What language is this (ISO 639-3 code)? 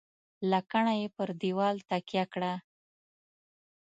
pus